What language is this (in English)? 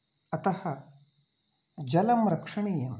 Sanskrit